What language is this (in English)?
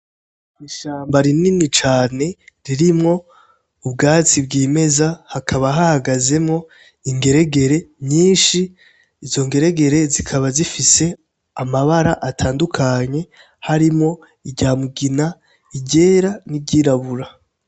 Rundi